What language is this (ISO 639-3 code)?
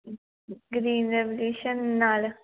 pan